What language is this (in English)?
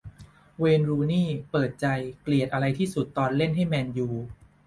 Thai